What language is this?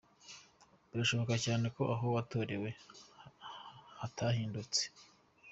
Kinyarwanda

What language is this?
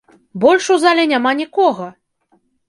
Belarusian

